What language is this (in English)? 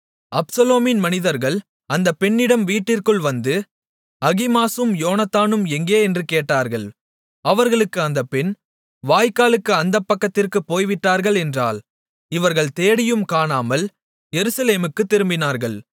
Tamil